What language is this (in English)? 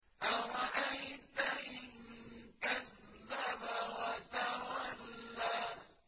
Arabic